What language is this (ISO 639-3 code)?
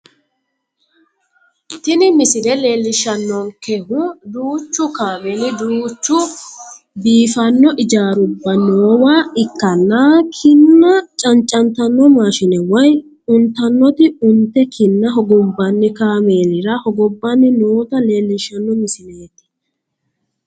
sid